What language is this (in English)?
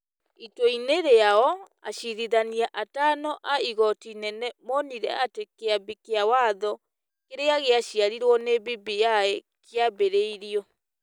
Kikuyu